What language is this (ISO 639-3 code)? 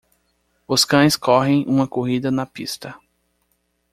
por